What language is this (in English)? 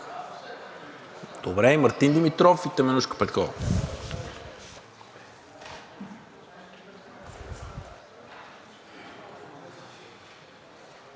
Bulgarian